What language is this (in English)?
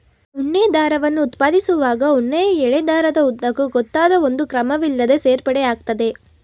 Kannada